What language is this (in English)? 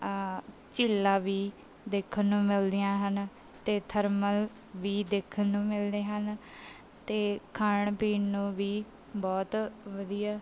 Punjabi